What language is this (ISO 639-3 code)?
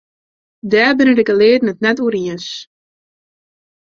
fry